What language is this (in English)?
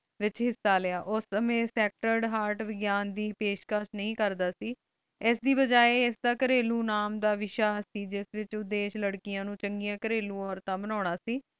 Punjabi